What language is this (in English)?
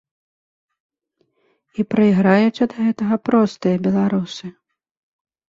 Belarusian